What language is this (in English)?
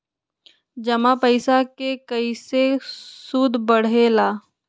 Magahi